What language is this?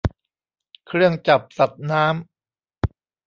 Thai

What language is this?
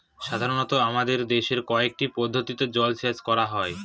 Bangla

